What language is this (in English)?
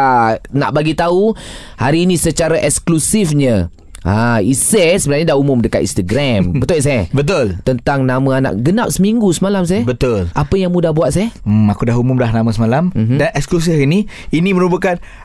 Malay